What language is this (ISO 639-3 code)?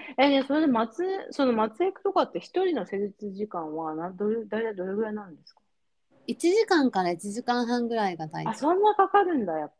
jpn